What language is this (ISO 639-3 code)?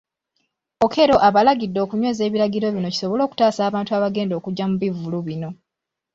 lug